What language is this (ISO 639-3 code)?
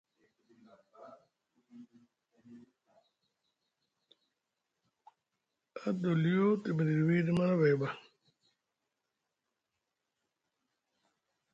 mug